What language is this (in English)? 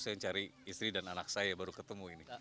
Indonesian